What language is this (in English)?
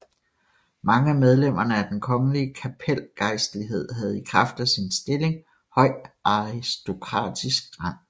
Danish